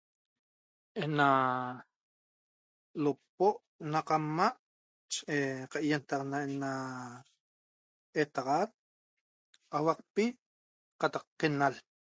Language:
Toba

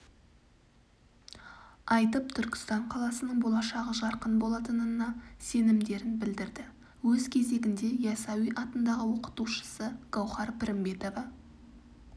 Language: Kazakh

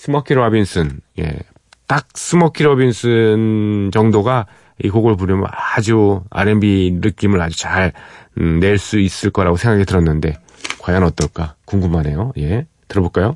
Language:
Korean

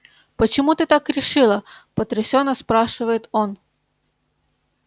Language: Russian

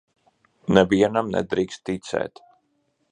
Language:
Latvian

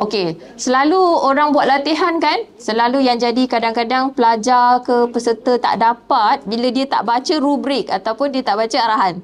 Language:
Malay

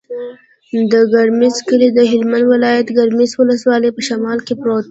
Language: Pashto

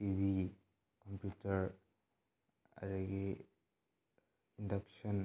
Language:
Manipuri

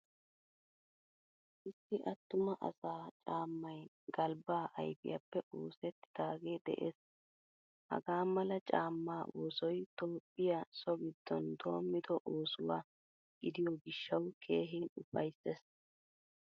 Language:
Wolaytta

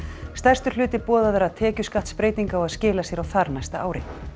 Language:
Icelandic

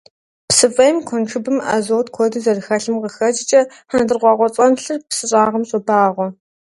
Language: Kabardian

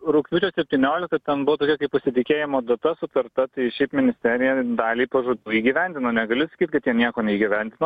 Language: Lithuanian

